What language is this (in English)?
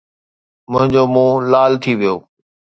Sindhi